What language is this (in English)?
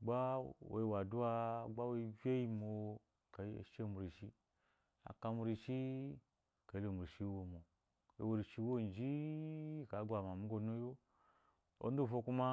Eloyi